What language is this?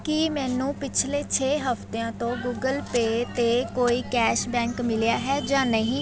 Punjabi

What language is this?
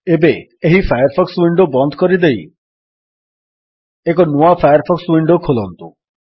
Odia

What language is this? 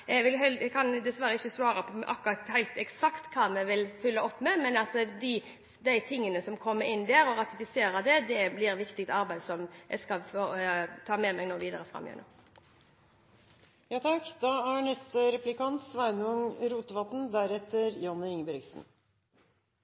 Norwegian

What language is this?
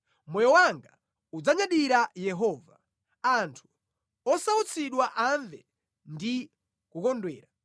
Nyanja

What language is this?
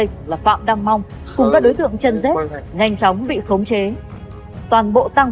Vietnamese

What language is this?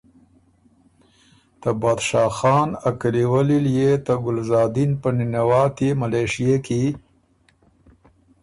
Ormuri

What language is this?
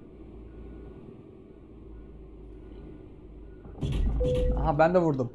Turkish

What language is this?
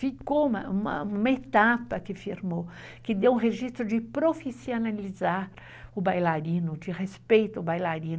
Portuguese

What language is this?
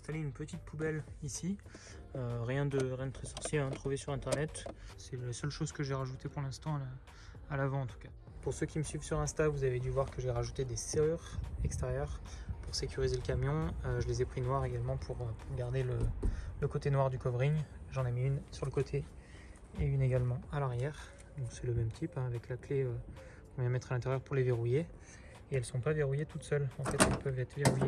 French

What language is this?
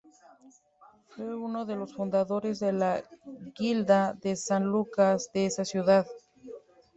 Spanish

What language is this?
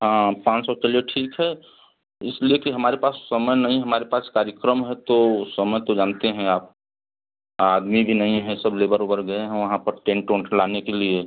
Hindi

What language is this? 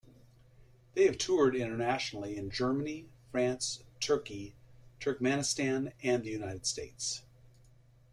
English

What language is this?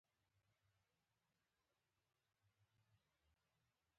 Pashto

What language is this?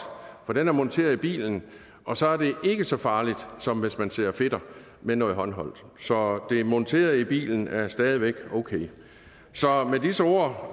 Danish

